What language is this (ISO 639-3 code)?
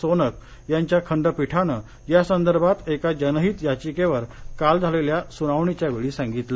mar